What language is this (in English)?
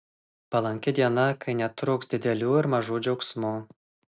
Lithuanian